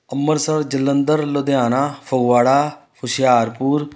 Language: Punjabi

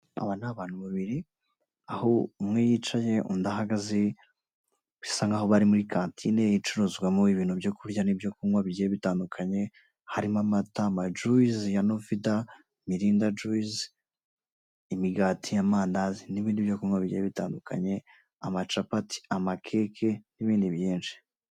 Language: Kinyarwanda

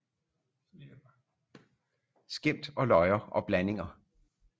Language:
Danish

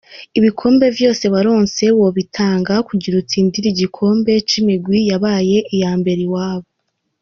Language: Kinyarwanda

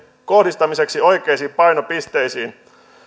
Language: Finnish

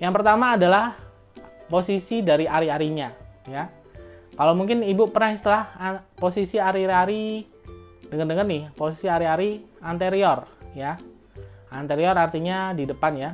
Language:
Indonesian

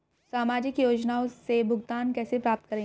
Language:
Hindi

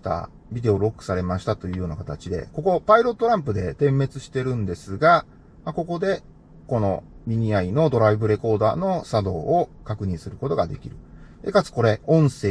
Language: Japanese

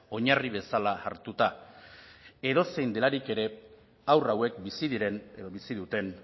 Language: Basque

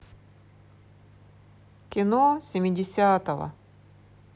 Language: Russian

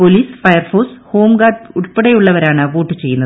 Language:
Malayalam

